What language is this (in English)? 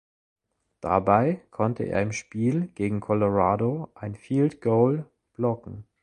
German